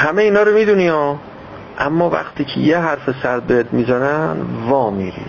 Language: Persian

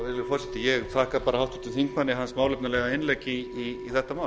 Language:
Icelandic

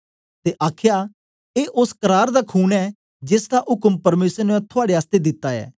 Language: Dogri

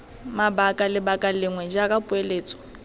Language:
Tswana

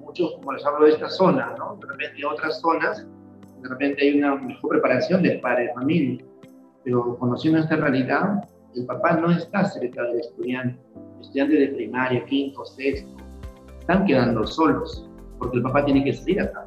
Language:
Spanish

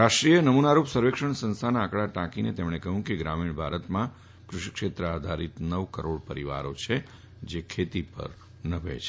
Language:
Gujarati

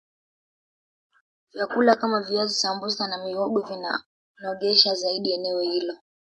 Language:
Swahili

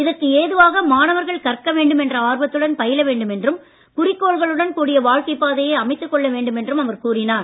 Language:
Tamil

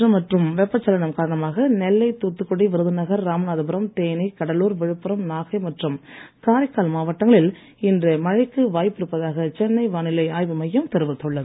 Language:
Tamil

